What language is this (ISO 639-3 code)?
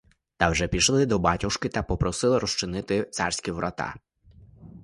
ukr